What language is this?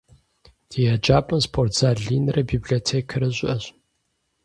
Kabardian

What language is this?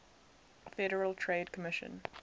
English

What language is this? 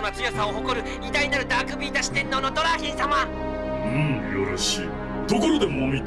Japanese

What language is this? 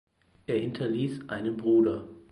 German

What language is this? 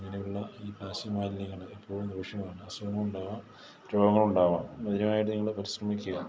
Malayalam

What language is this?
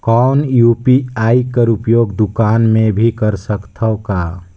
Chhattisgarhi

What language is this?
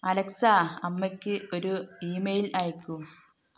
Malayalam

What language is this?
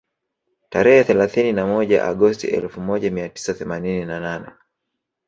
Swahili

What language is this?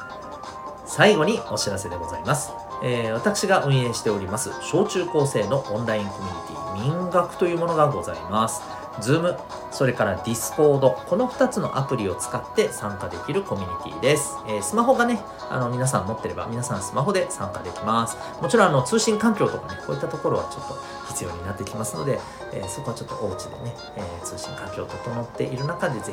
Japanese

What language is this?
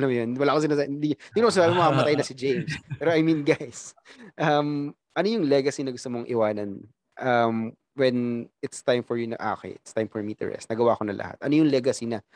Filipino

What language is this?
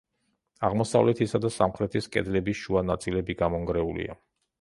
Georgian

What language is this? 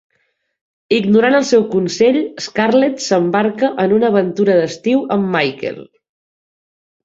Catalan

